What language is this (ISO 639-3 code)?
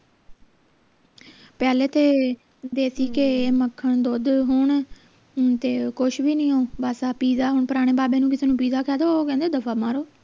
pan